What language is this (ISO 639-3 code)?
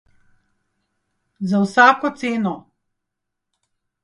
slv